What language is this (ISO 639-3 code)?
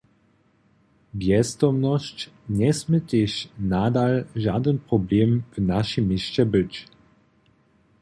hsb